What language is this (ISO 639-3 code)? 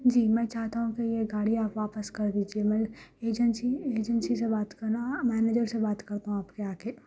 urd